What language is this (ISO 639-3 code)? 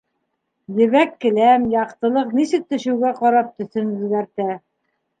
bak